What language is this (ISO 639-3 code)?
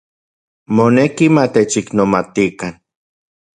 ncx